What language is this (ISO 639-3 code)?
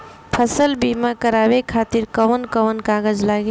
bho